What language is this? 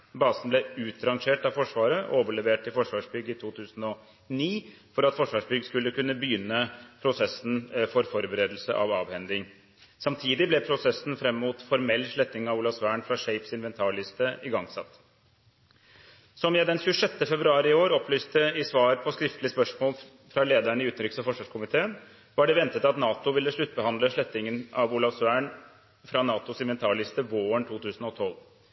Norwegian Bokmål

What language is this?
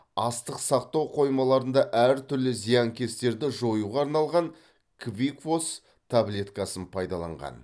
Kazakh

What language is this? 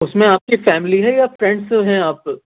Urdu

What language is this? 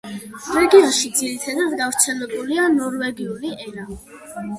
Georgian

